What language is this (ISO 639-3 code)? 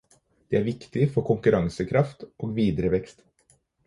nob